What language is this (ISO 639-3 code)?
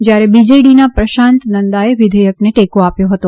guj